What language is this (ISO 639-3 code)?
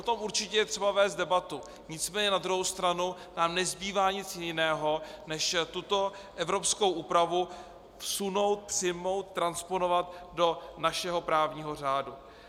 ces